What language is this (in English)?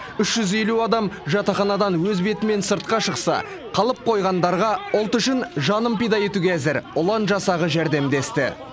Kazakh